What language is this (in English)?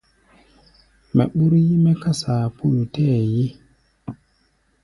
Gbaya